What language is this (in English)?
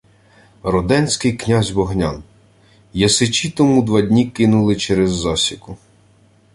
Ukrainian